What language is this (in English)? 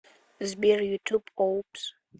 Russian